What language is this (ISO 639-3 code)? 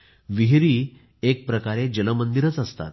mar